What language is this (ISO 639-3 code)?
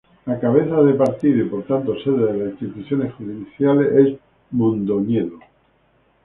spa